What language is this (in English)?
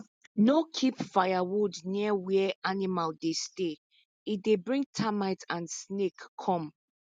Nigerian Pidgin